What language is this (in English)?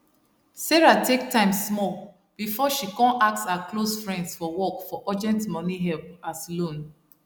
Nigerian Pidgin